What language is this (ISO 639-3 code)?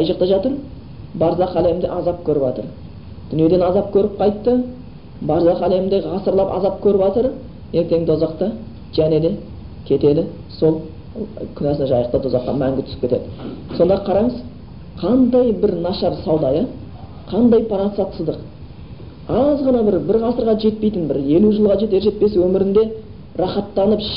bul